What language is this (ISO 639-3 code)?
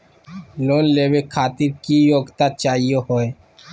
mag